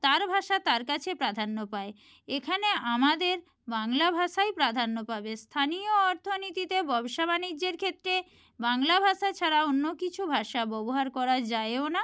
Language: Bangla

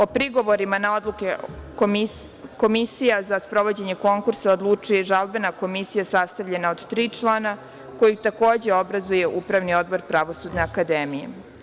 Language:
Serbian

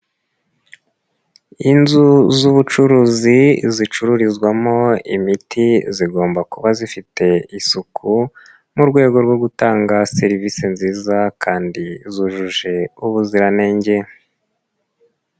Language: Kinyarwanda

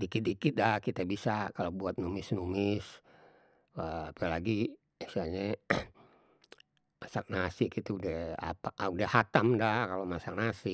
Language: Betawi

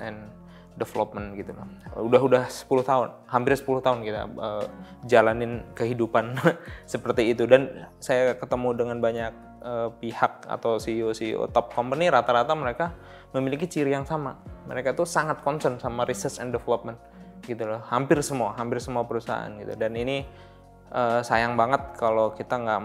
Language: Indonesian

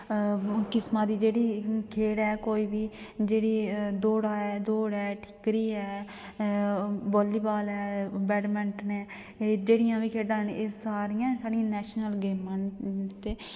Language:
Dogri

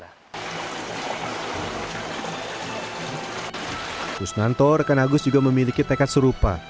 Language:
Indonesian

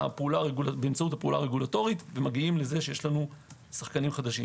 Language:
Hebrew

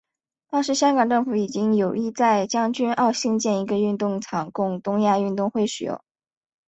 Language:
Chinese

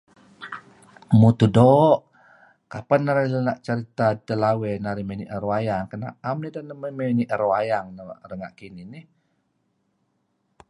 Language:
Kelabit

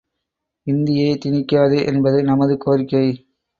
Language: Tamil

